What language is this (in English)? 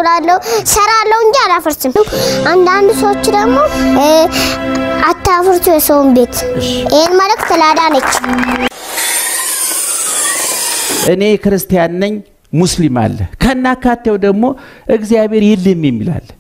Turkish